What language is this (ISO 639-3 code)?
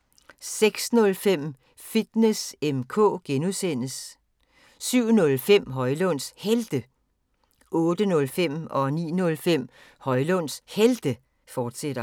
dan